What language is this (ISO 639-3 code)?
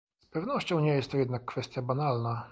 pol